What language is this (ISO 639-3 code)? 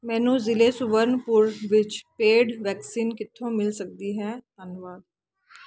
pan